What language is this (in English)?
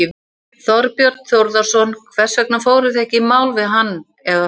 Icelandic